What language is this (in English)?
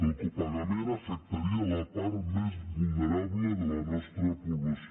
Catalan